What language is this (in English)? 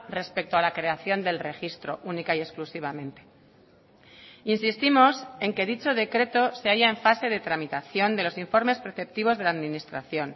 Spanish